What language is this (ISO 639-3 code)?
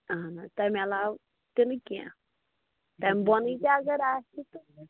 kas